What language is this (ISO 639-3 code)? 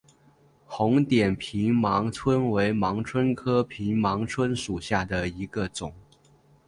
zho